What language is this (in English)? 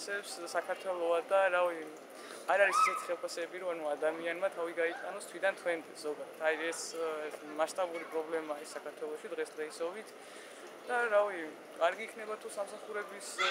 Turkish